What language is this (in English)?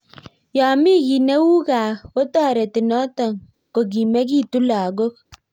Kalenjin